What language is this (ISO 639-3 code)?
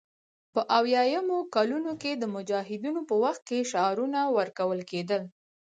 pus